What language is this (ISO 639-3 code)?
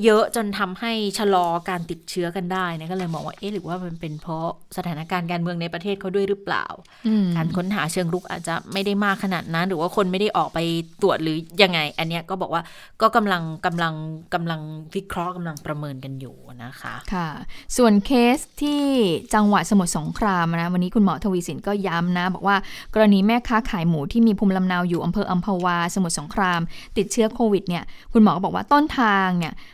tha